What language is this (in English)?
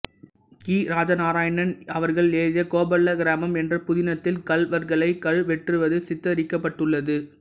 Tamil